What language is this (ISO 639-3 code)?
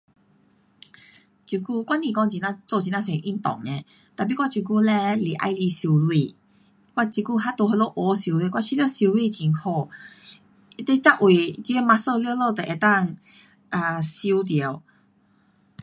cpx